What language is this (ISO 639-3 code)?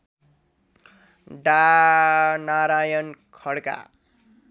nep